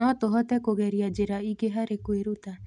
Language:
Kikuyu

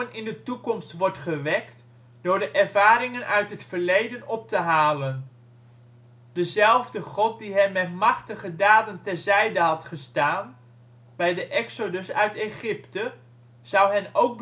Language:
Dutch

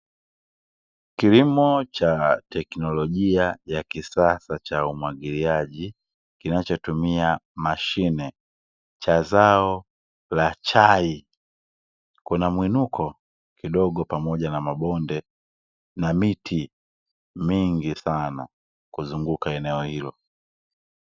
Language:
Swahili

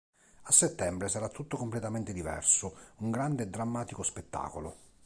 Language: Italian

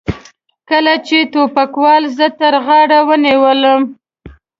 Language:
Pashto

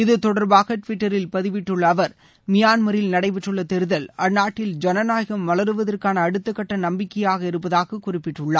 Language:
Tamil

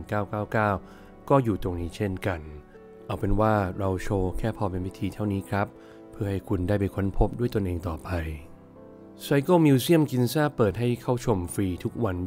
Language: Thai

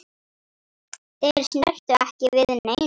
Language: Icelandic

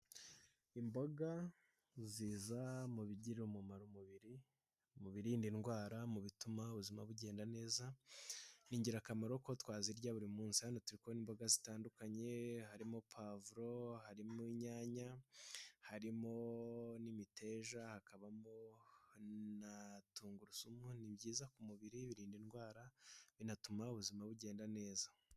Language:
Kinyarwanda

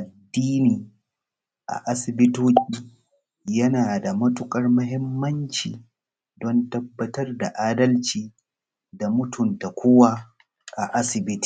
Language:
Hausa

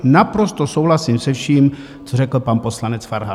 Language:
Czech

